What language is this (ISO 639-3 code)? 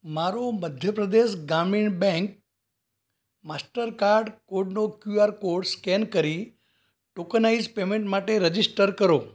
guj